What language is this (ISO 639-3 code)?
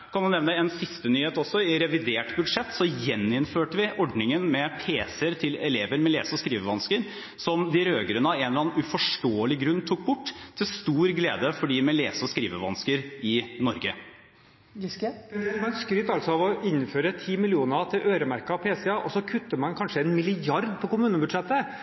nob